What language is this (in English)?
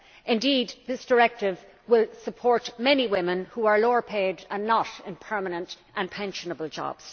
English